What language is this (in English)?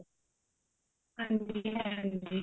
Punjabi